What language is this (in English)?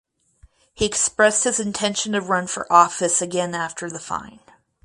English